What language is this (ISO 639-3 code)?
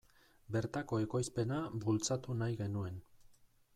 eus